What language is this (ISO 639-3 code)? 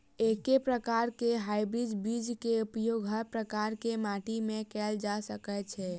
mai